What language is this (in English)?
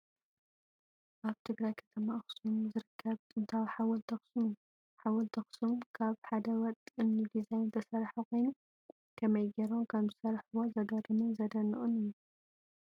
Tigrinya